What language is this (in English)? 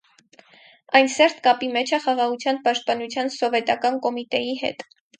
Armenian